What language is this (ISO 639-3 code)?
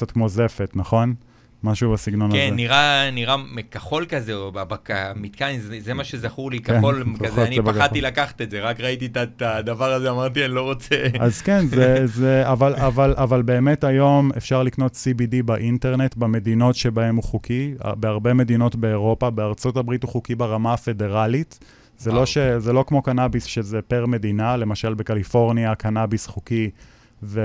heb